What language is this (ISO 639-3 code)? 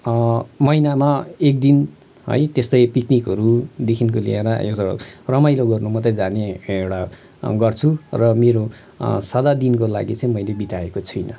nep